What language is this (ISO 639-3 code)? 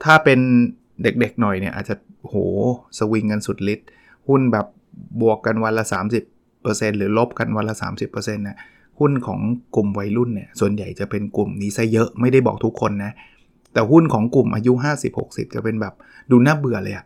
tha